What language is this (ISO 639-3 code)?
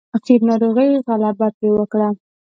pus